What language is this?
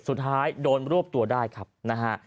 Thai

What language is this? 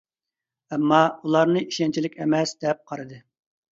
Uyghur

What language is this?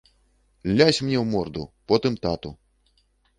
Belarusian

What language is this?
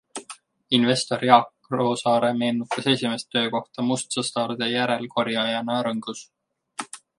Estonian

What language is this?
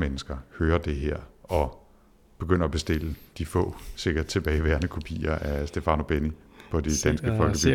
Danish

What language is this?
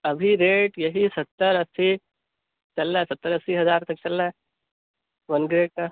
Urdu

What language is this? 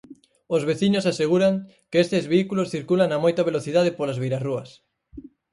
Galician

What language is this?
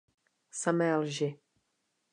Czech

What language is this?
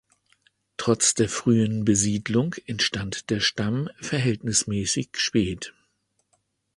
German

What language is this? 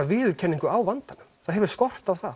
Icelandic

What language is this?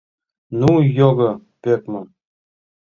Mari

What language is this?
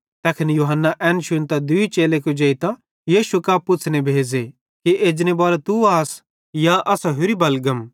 Bhadrawahi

